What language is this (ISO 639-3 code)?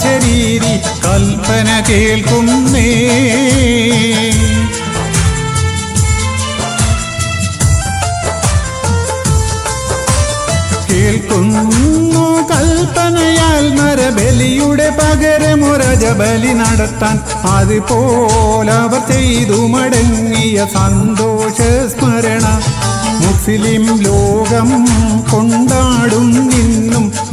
mal